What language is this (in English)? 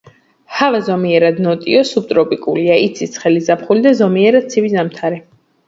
Georgian